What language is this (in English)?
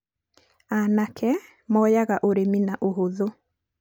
Kikuyu